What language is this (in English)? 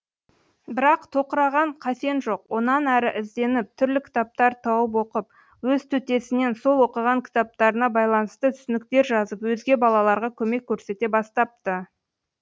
Kazakh